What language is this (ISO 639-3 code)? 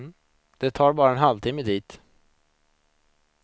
swe